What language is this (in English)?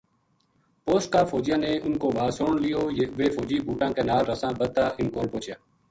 Gujari